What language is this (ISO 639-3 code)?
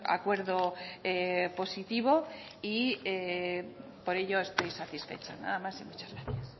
spa